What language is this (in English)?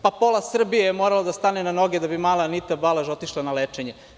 Serbian